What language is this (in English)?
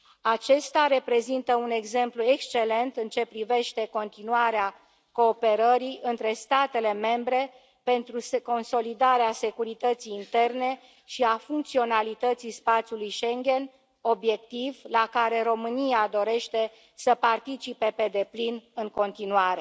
Romanian